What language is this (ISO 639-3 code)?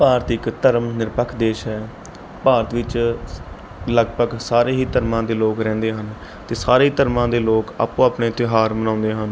pan